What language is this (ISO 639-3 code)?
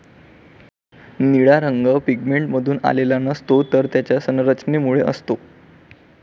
mar